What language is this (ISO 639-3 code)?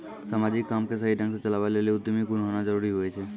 mai